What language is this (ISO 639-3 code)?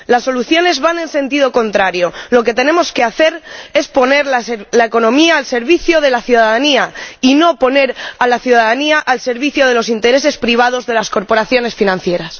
spa